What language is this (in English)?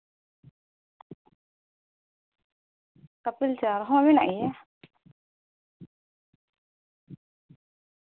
Santali